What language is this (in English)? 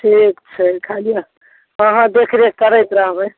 Maithili